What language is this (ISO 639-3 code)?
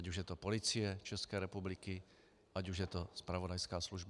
ces